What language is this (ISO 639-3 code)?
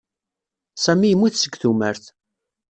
kab